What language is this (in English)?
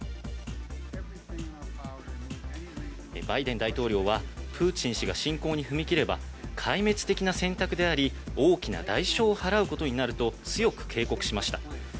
Japanese